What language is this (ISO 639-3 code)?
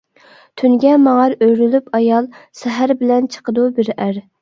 uig